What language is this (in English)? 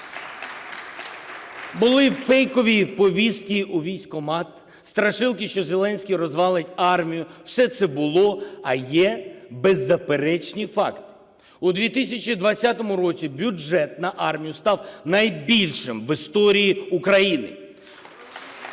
Ukrainian